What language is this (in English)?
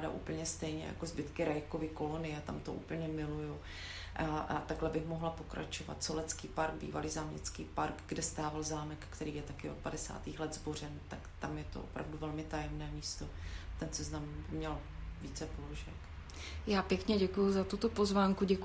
Czech